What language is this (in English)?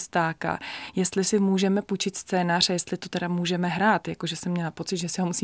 Czech